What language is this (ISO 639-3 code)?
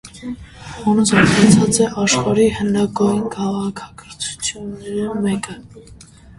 hye